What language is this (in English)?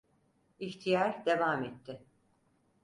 Turkish